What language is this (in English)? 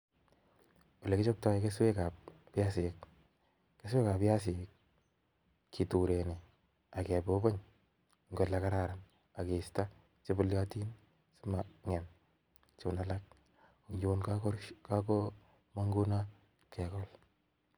Kalenjin